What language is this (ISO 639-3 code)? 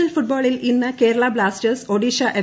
mal